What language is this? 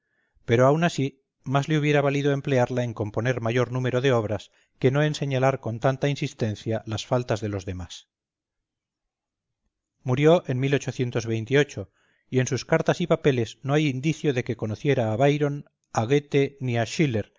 Spanish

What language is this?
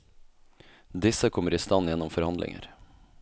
Norwegian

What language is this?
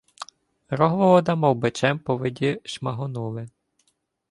Ukrainian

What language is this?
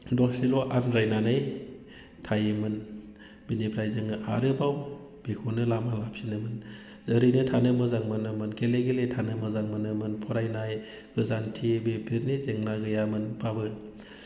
Bodo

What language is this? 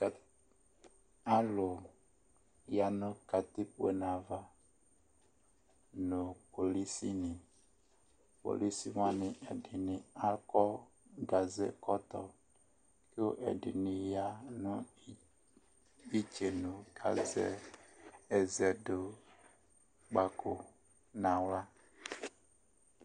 Ikposo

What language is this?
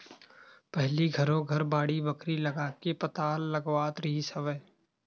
Chhattisgarhi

